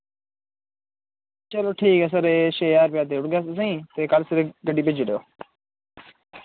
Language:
Dogri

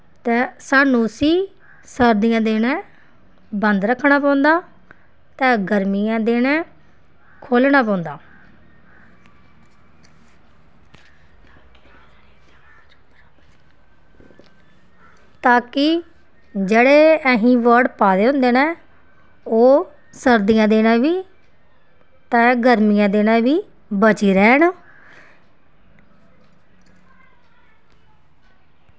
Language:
Dogri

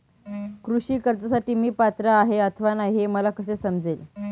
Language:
Marathi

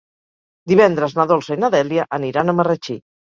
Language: Catalan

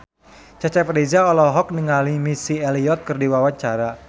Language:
Sundanese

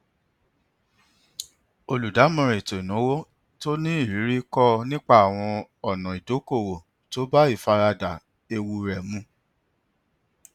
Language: Yoruba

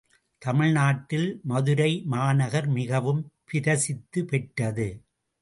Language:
Tamil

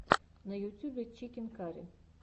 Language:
Russian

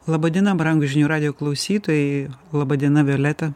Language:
Lithuanian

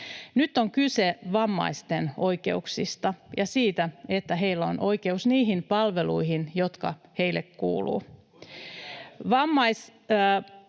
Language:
Finnish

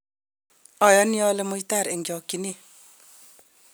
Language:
Kalenjin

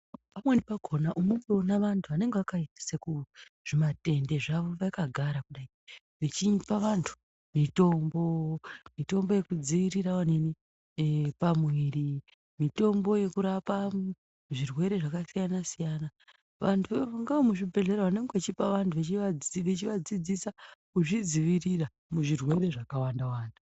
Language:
Ndau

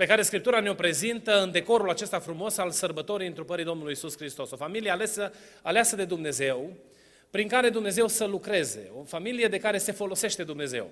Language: Romanian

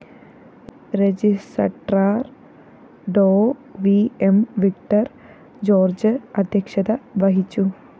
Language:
Malayalam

